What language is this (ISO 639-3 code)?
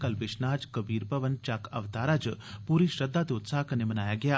doi